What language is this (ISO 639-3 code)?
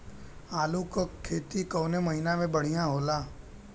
bho